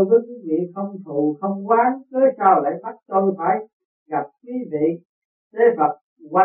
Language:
Vietnamese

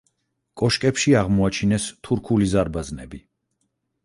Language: Georgian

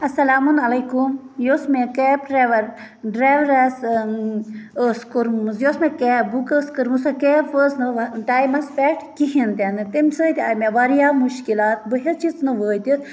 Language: Kashmiri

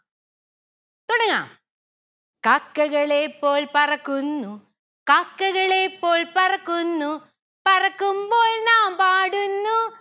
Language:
Malayalam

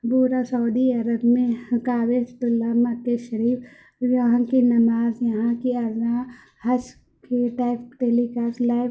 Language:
Urdu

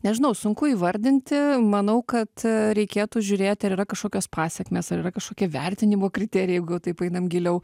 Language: Lithuanian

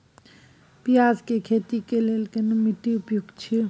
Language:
Maithili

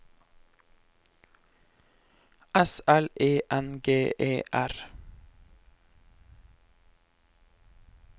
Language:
Norwegian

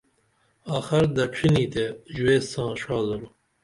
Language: Dameli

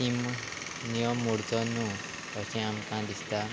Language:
Konkani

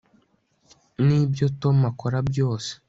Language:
Kinyarwanda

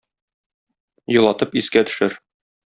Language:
Tatar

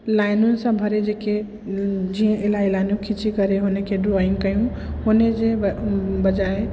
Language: Sindhi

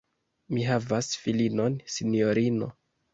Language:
Esperanto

